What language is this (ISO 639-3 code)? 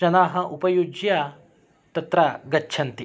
san